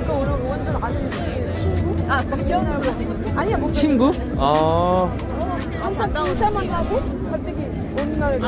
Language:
Korean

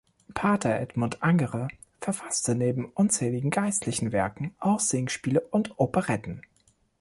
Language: German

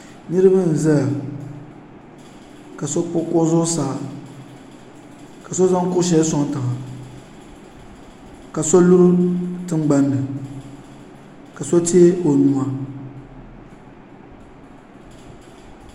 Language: Dagbani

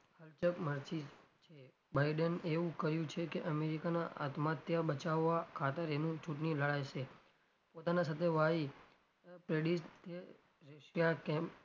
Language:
Gujarati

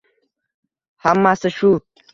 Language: Uzbek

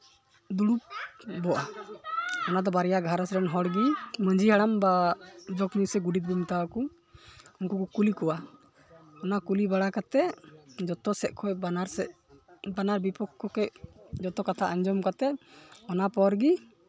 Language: Santali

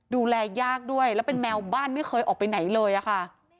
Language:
Thai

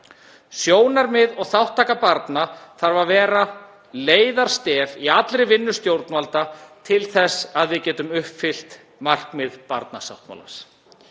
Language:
Icelandic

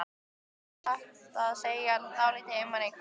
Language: Icelandic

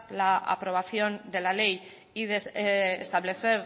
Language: Spanish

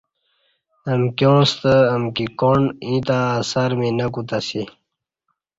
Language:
Kati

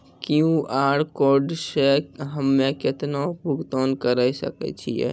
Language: Maithili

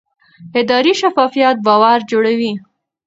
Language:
Pashto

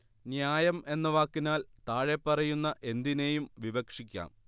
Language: Malayalam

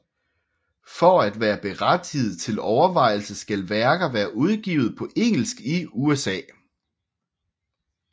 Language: Danish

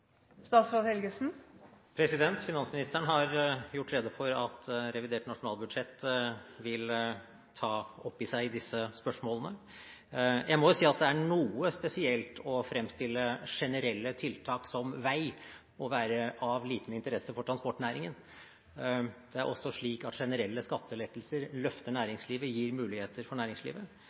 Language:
Norwegian Bokmål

